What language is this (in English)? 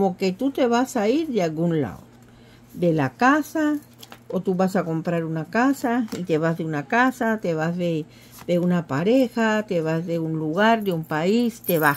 Spanish